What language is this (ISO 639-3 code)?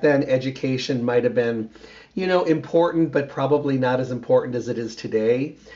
eng